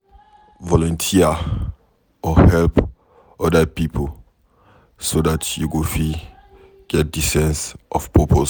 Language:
Nigerian Pidgin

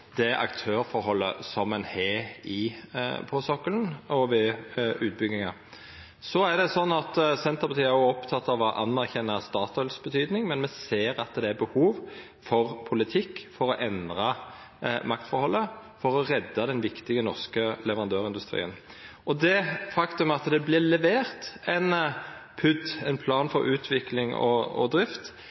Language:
Norwegian Nynorsk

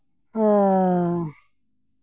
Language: Santali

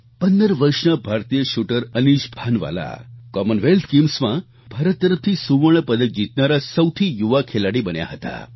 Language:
Gujarati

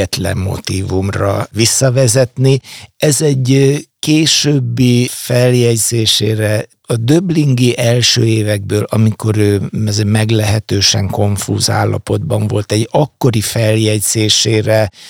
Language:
Hungarian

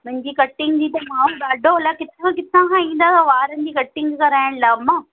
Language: Sindhi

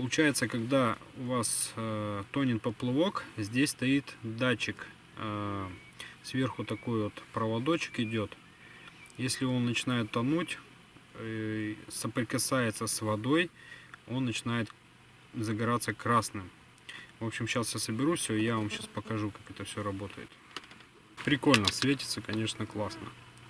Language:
Russian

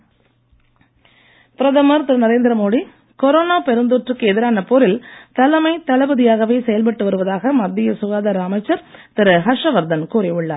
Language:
Tamil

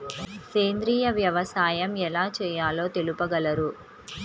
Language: Telugu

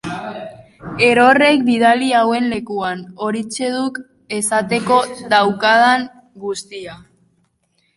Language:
Basque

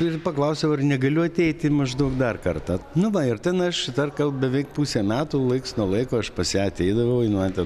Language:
Lithuanian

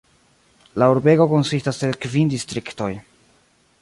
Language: Esperanto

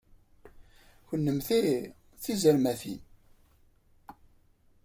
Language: Kabyle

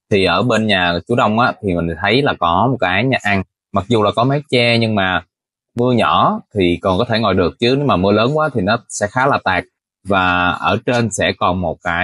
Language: Vietnamese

